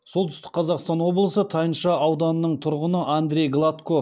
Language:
Kazakh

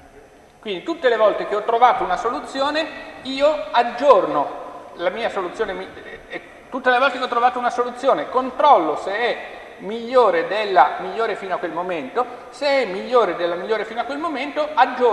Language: Italian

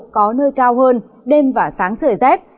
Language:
Vietnamese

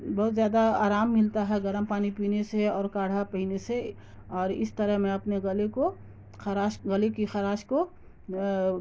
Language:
Urdu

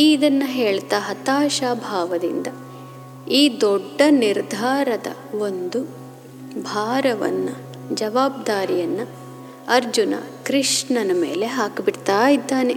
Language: Kannada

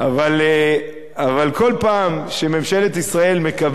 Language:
Hebrew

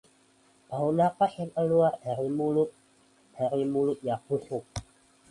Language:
Indonesian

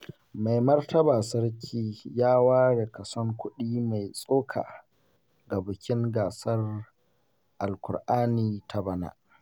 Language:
Hausa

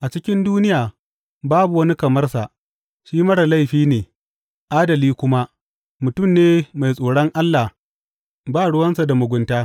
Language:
Hausa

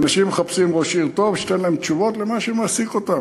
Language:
Hebrew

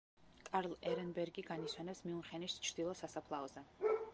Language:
Georgian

